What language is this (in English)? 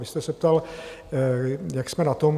Czech